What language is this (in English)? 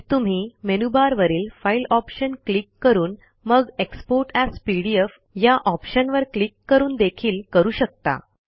Marathi